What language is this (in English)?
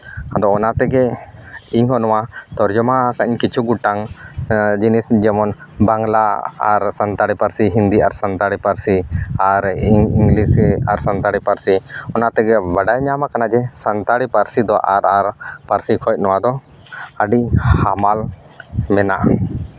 Santali